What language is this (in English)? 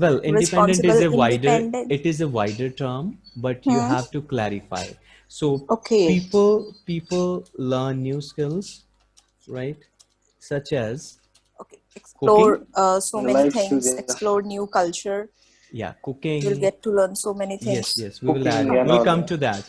English